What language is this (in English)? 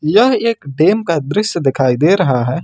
Hindi